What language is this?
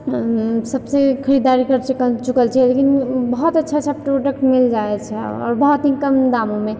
Maithili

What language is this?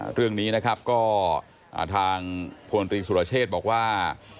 Thai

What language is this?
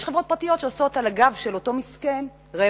Hebrew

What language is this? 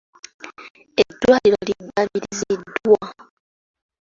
Ganda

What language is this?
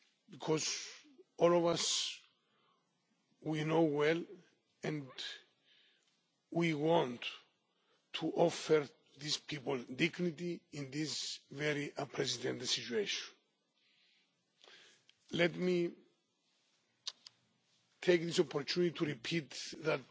English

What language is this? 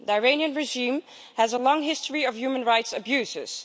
English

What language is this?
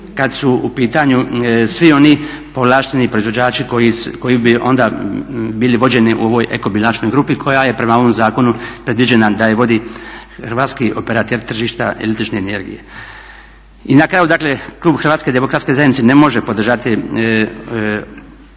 Croatian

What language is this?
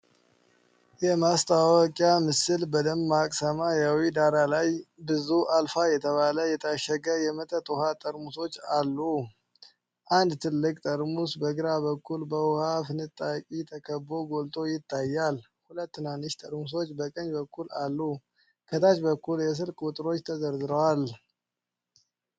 Amharic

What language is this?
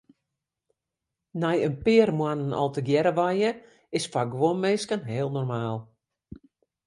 Western Frisian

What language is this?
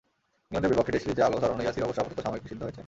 Bangla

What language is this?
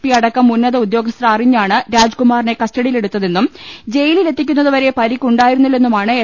Malayalam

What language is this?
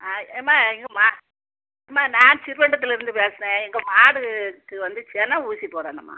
Tamil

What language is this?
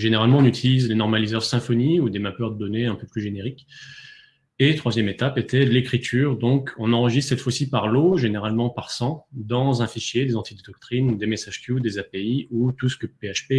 French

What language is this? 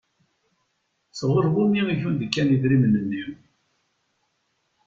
Kabyle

